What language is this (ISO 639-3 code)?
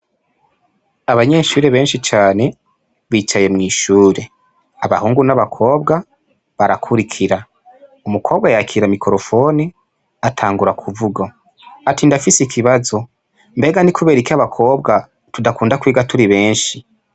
run